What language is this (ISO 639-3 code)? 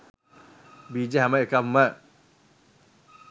sin